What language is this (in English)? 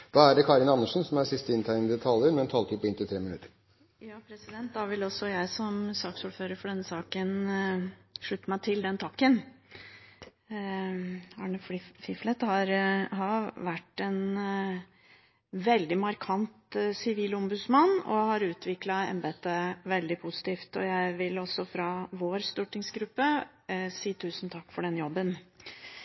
Norwegian